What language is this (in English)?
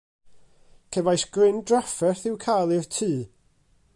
Welsh